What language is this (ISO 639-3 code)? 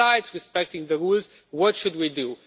eng